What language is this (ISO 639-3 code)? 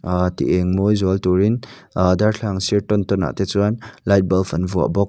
lus